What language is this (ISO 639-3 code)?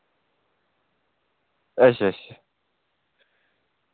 doi